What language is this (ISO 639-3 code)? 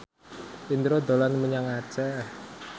jav